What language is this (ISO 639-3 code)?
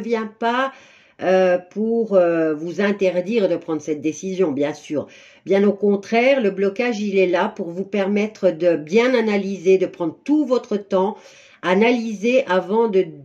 fra